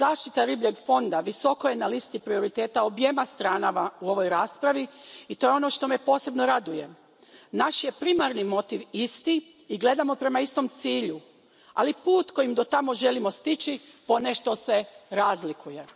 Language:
Croatian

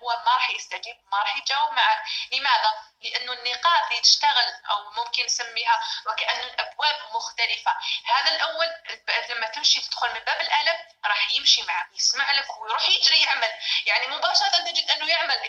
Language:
Arabic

